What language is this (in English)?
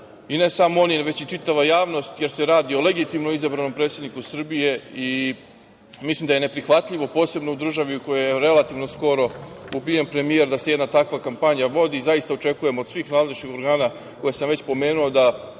Serbian